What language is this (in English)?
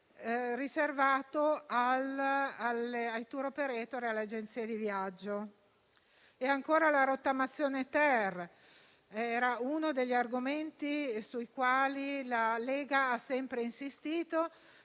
Italian